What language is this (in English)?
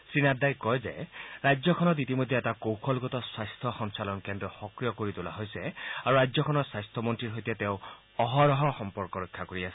Assamese